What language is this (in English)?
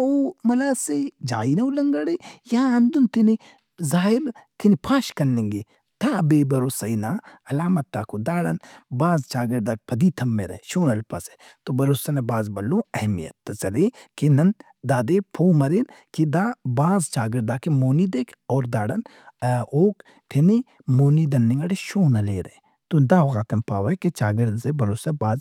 Brahui